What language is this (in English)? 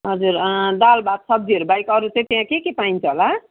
Nepali